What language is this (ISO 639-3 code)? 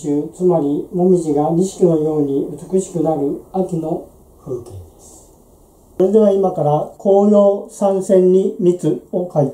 jpn